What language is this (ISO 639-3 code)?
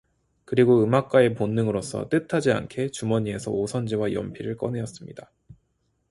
kor